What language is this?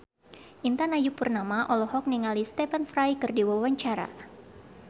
Sundanese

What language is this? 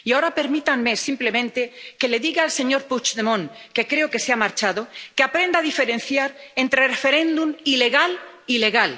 Spanish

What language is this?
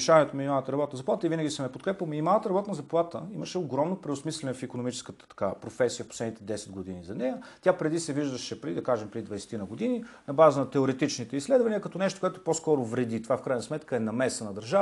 Bulgarian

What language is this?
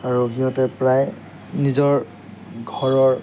Assamese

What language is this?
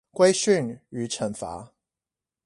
Chinese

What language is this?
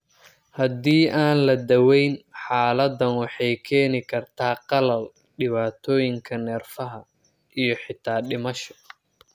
Somali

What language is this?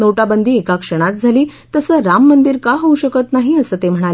Marathi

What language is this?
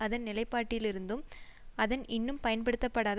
Tamil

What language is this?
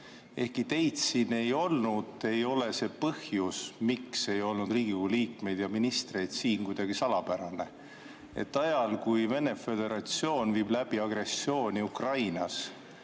Estonian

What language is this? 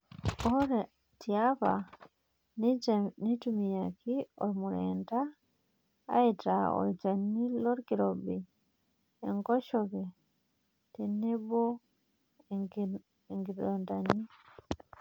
Masai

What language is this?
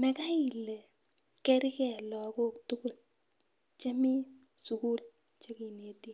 Kalenjin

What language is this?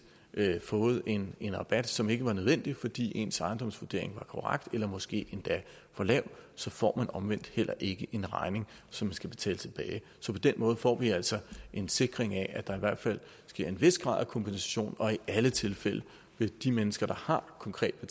Danish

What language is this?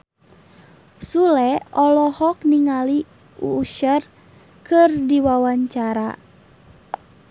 Sundanese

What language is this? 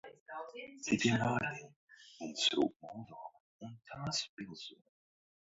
Latvian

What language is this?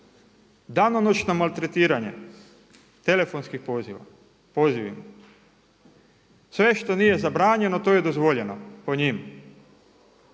Croatian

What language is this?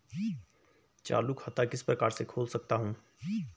Hindi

